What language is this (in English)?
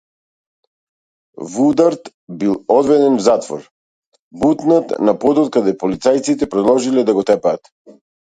Macedonian